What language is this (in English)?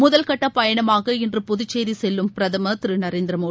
Tamil